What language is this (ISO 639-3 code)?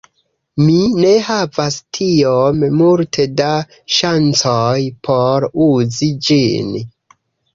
epo